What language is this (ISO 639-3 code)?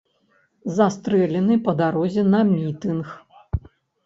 bel